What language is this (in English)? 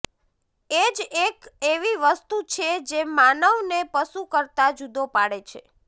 Gujarati